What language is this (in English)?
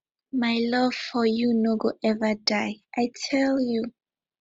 Nigerian Pidgin